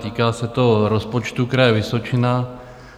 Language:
Czech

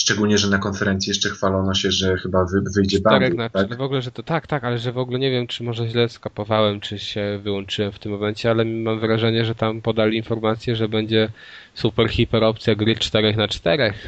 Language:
Polish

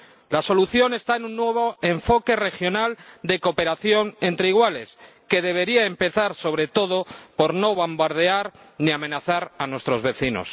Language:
Spanish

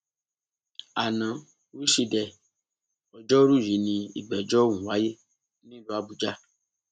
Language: Yoruba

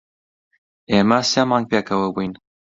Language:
Central Kurdish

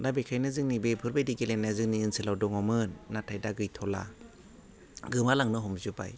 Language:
Bodo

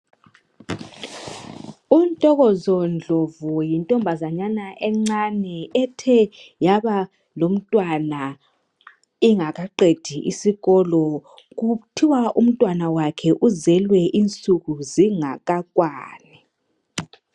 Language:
North Ndebele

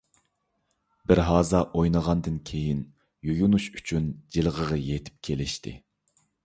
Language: Uyghur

